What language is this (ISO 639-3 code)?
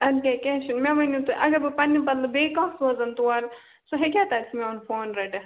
kas